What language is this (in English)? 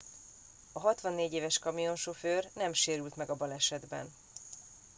Hungarian